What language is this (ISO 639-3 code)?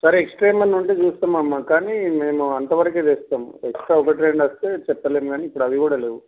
tel